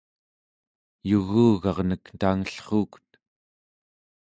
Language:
Central Yupik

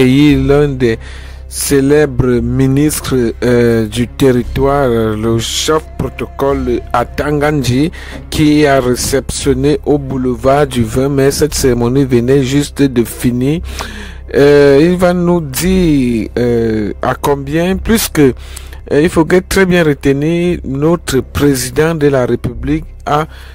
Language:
French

